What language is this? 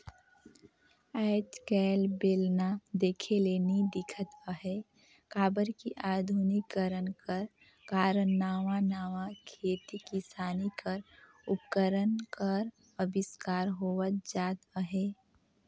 Chhattisgarhi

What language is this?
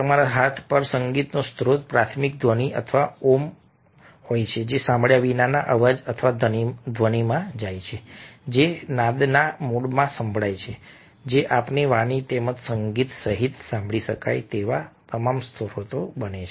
Gujarati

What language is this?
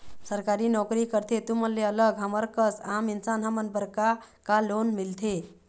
Chhattisgarhi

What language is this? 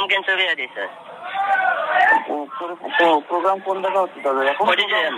Arabic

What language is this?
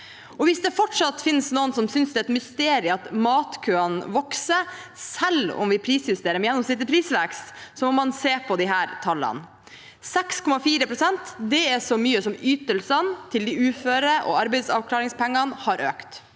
Norwegian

